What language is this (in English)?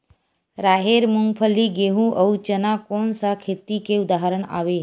Chhattisgarhi